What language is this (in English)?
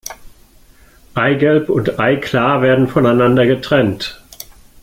German